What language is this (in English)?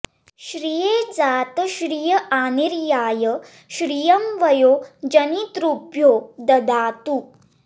Sanskrit